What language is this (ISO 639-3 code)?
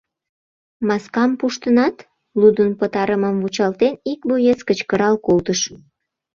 chm